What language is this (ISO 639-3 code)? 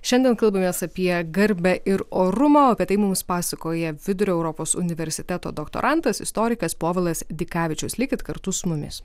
lit